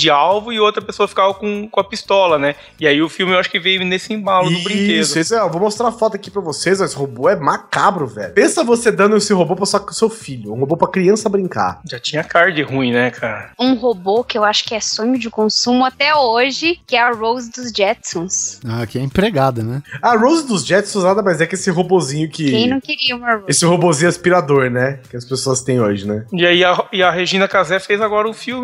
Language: Portuguese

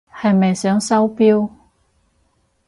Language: Cantonese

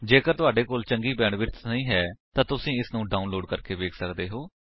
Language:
Punjabi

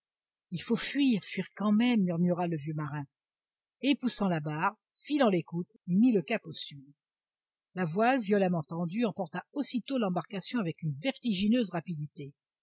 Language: French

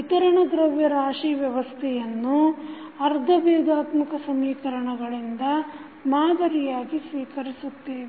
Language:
Kannada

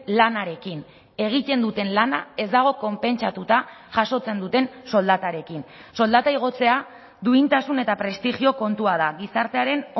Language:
Basque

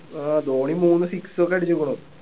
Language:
Malayalam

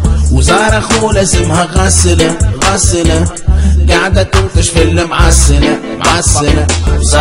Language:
Arabic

